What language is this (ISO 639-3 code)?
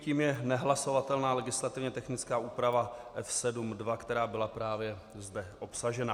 ces